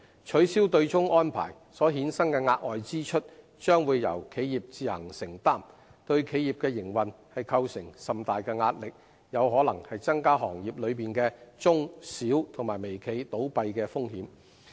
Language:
Cantonese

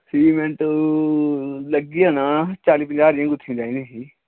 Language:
Dogri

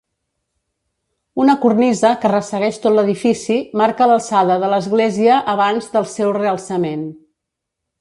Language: Catalan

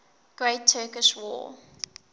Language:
English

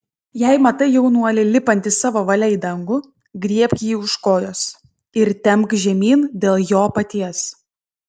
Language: Lithuanian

